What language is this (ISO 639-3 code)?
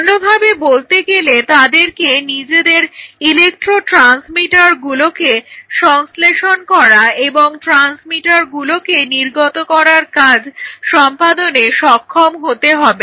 ben